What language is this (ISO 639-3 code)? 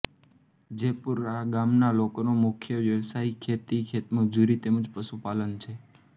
guj